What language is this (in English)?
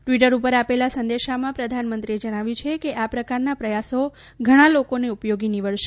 Gujarati